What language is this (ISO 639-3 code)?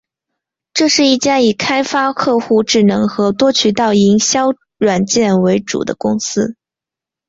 zho